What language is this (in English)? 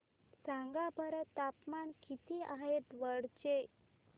Marathi